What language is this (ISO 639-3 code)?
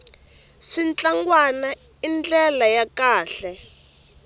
tso